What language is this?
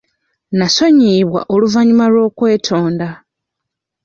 Ganda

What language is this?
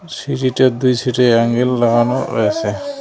Bangla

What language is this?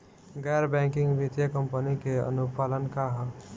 Bhojpuri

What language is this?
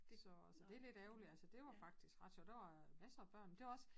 Danish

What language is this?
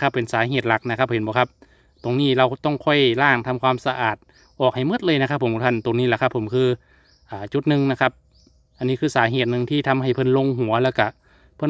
Thai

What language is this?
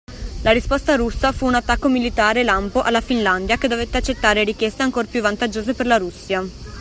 Italian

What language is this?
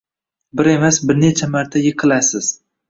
Uzbek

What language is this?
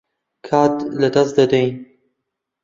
Central Kurdish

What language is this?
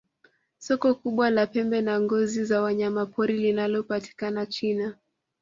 Swahili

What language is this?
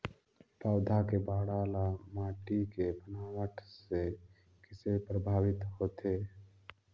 Chhattisgarhi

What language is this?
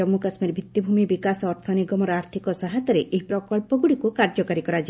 Odia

